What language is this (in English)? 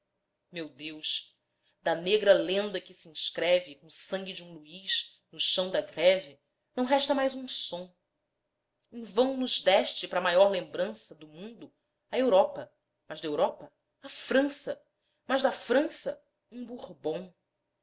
Portuguese